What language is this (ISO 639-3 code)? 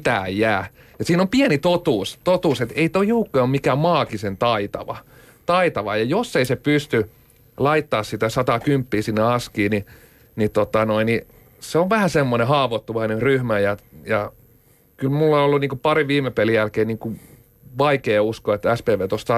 fin